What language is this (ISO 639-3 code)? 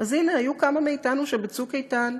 heb